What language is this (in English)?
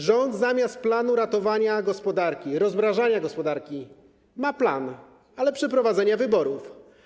Polish